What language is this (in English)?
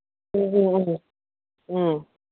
Manipuri